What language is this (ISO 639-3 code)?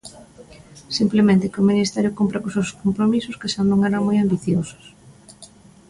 glg